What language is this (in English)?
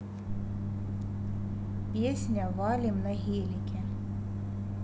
Russian